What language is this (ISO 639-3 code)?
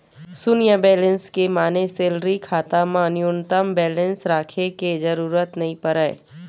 hne